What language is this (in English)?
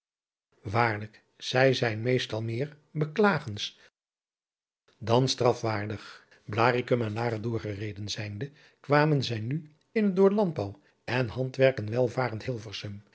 Dutch